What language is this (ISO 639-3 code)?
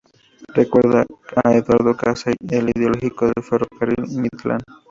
spa